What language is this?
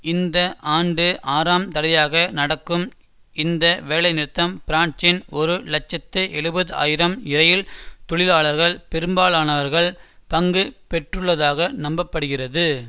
Tamil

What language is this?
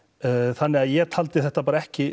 Icelandic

